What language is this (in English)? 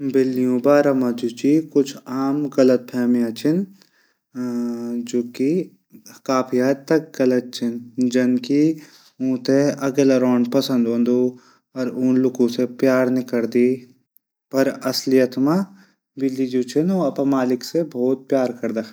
Garhwali